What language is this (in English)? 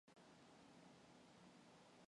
Mongolian